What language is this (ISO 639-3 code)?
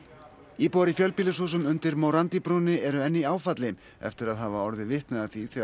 isl